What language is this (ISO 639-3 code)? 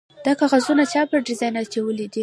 pus